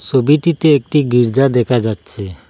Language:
Bangla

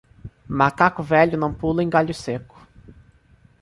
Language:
Portuguese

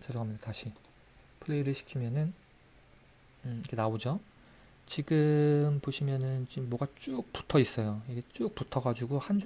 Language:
Korean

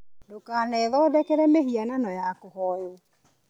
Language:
Kikuyu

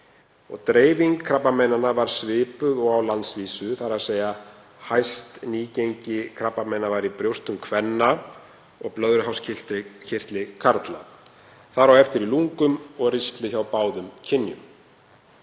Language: Icelandic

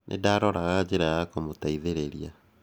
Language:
Kikuyu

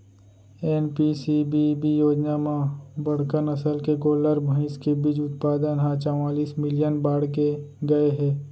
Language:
Chhattisgarhi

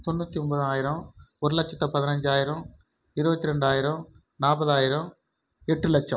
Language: Tamil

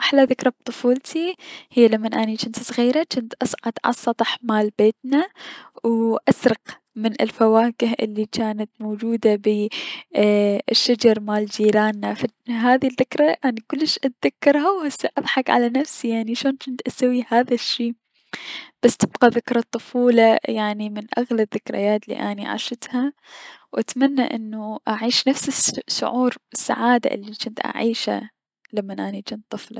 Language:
Mesopotamian Arabic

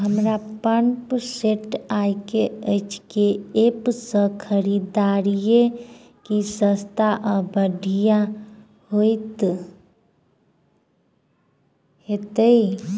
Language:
Maithili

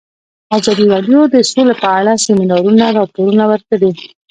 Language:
Pashto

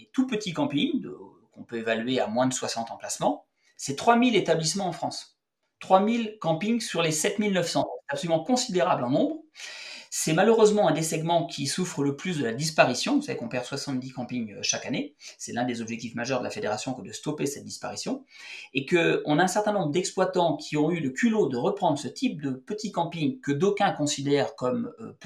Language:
French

